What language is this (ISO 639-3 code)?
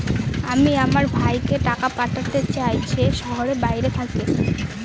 ben